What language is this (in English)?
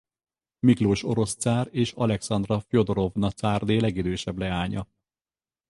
Hungarian